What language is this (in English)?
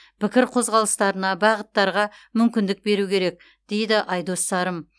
Kazakh